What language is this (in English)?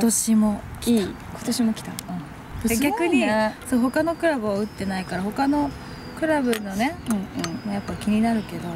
Japanese